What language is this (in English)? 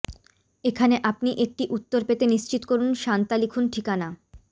Bangla